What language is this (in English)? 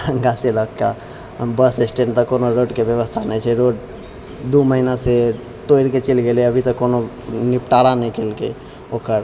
Maithili